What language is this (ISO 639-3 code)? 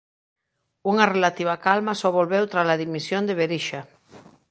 glg